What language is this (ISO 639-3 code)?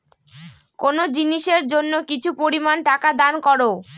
ben